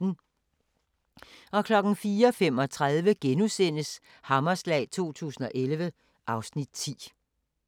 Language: Danish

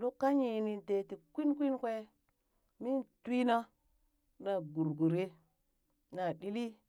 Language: Burak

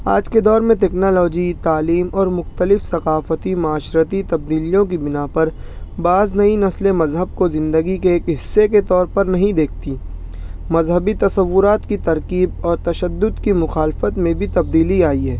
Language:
Urdu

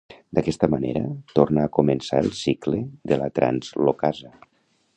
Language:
Catalan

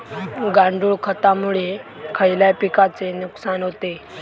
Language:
Marathi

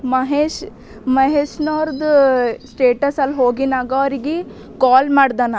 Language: Kannada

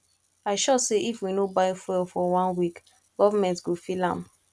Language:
Nigerian Pidgin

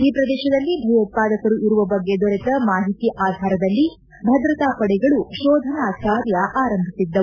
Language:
Kannada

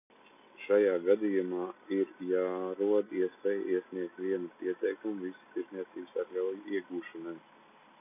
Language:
Latvian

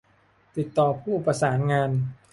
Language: Thai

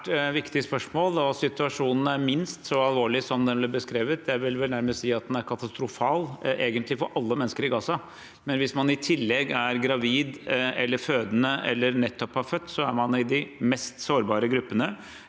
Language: Norwegian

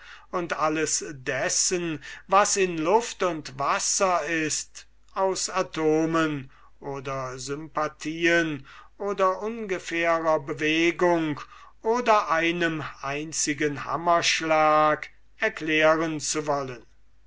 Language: German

